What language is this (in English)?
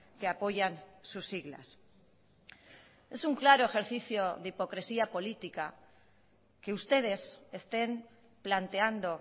Spanish